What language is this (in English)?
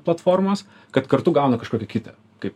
Lithuanian